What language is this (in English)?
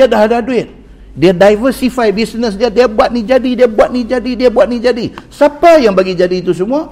Malay